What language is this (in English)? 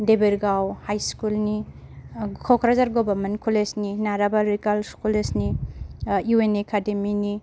Bodo